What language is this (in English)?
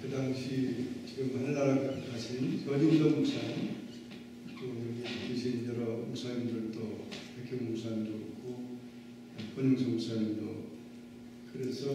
Korean